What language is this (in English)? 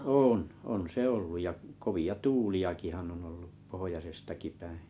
Finnish